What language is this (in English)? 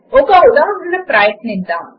Telugu